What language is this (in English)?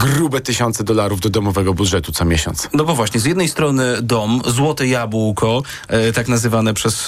Polish